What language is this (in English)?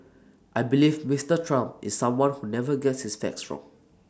English